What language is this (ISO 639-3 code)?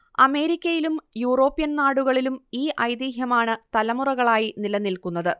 mal